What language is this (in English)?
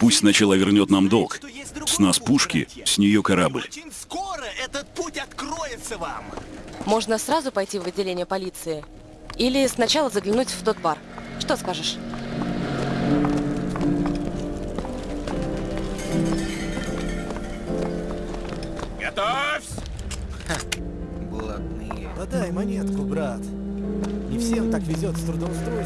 Russian